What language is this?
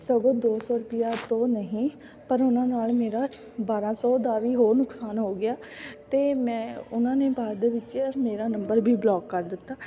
Punjabi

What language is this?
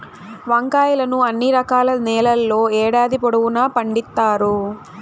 Telugu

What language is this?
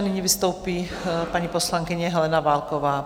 Czech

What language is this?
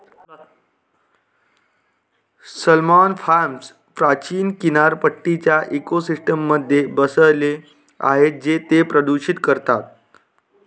Marathi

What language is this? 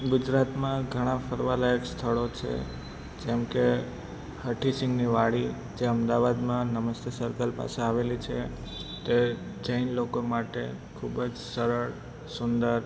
Gujarati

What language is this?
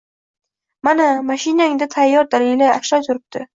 Uzbek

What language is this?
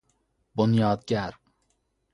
Persian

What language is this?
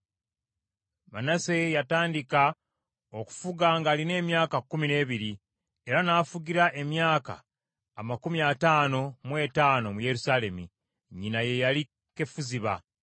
Ganda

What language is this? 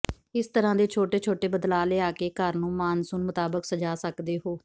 Punjabi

